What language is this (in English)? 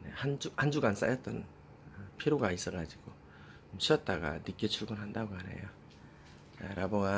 Korean